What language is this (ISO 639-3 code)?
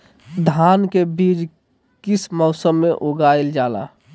mag